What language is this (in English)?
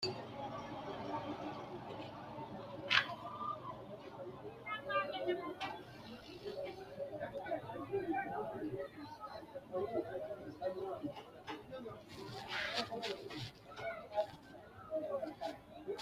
Sidamo